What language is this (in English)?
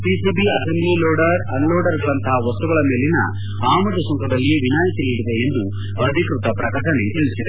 Kannada